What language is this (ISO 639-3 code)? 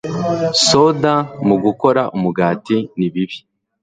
kin